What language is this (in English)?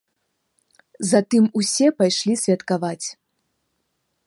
Belarusian